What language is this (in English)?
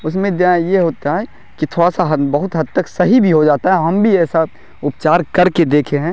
Urdu